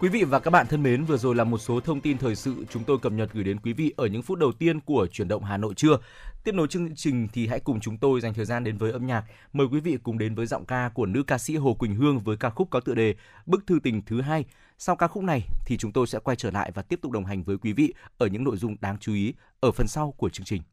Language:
Vietnamese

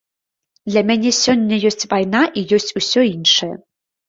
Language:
Belarusian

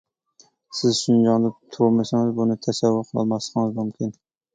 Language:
Uyghur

